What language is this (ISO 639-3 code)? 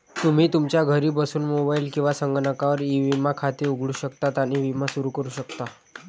mar